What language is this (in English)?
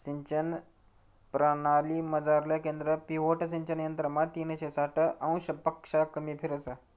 Marathi